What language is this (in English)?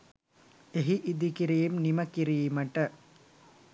Sinhala